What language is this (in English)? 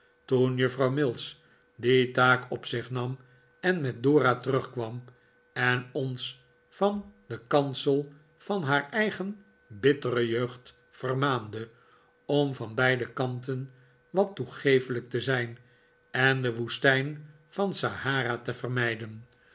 Dutch